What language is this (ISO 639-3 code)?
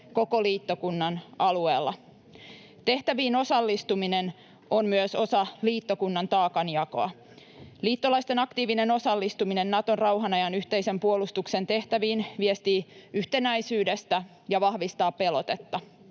fin